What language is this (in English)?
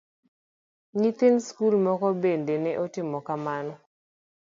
Luo (Kenya and Tanzania)